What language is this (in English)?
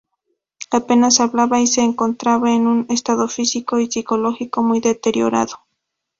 Spanish